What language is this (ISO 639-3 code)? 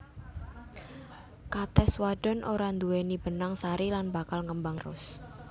jav